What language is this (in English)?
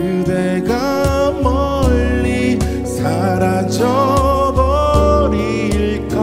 Korean